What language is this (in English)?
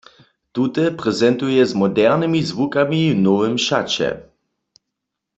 Upper Sorbian